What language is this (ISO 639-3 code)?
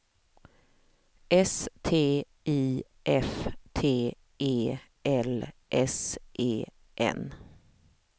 swe